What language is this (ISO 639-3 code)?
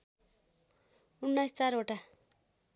nep